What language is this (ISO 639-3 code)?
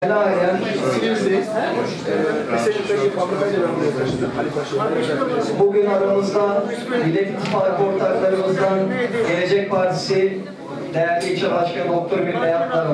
tur